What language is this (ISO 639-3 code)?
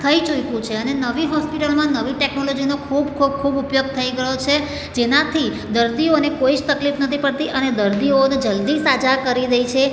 guj